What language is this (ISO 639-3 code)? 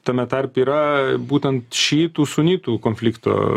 lit